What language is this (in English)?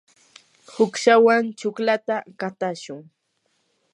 Yanahuanca Pasco Quechua